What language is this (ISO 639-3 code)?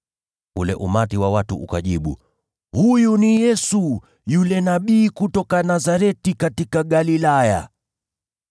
swa